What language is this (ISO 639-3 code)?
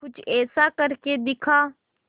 hin